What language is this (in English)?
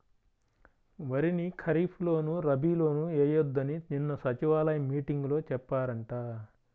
Telugu